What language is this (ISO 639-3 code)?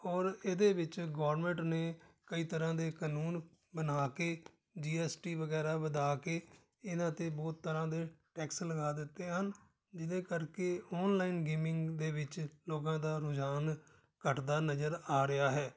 pan